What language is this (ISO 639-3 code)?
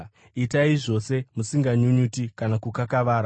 sna